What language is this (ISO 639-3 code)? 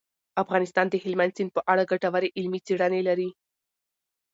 pus